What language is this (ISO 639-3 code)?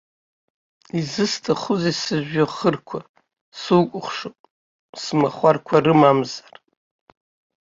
abk